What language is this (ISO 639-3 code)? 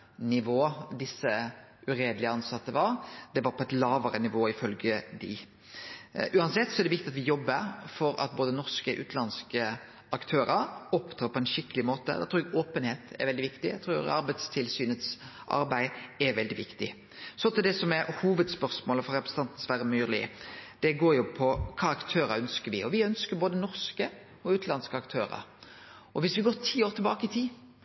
nno